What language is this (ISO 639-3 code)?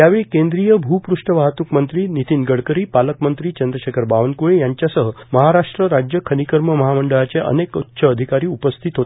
mar